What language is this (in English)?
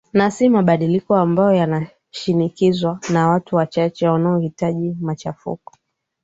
Swahili